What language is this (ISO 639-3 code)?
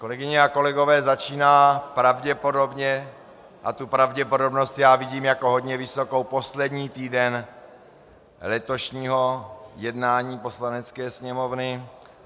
ces